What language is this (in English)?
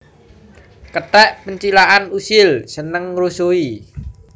Javanese